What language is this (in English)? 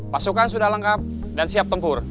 Indonesian